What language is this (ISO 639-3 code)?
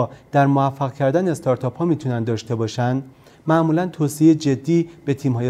fas